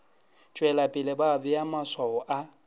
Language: Northern Sotho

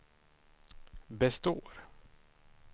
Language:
Swedish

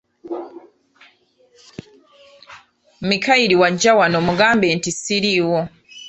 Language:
Ganda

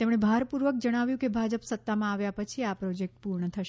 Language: Gujarati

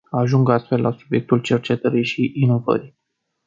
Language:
Romanian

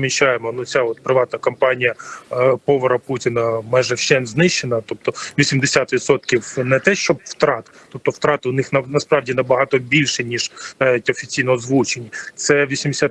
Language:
Ukrainian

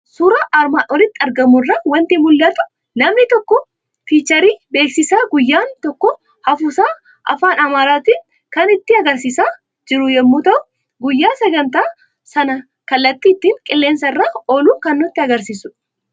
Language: Oromo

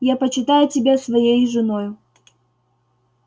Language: Russian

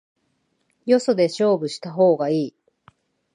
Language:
Japanese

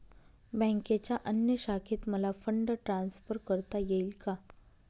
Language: Marathi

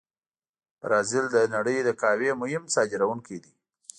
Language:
Pashto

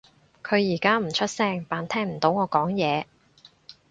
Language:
Cantonese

